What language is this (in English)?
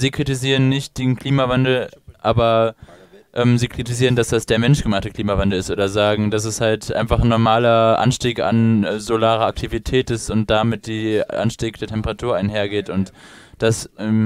German